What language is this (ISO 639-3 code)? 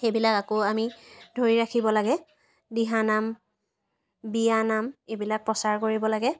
asm